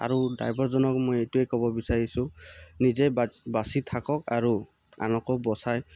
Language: Assamese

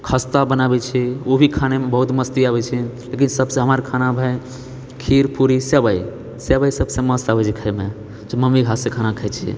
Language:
Maithili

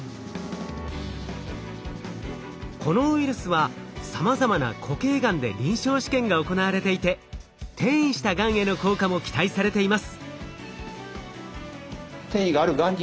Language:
Japanese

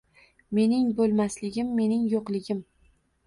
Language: Uzbek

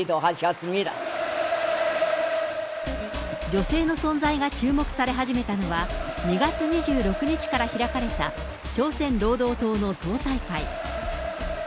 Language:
Japanese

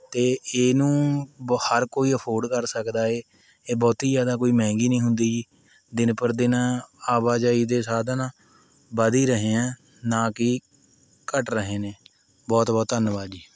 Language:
Punjabi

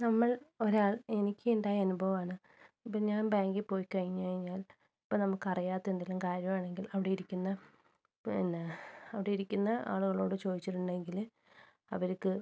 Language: Malayalam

